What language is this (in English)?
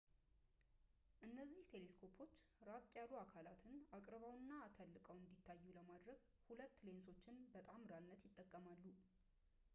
Amharic